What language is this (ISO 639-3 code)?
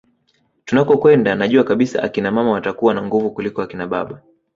swa